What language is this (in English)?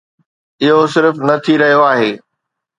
Sindhi